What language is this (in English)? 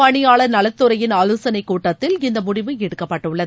Tamil